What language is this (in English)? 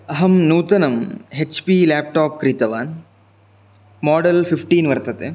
Sanskrit